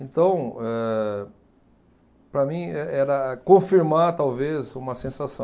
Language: Portuguese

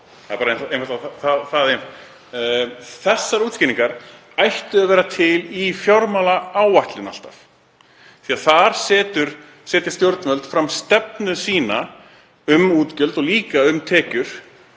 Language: Icelandic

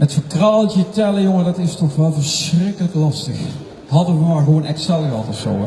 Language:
Dutch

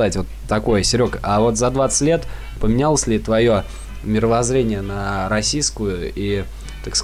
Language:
Russian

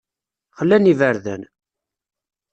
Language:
Kabyle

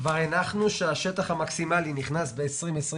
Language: Hebrew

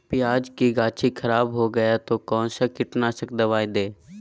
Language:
Magahi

